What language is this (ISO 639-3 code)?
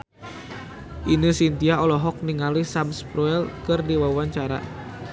sun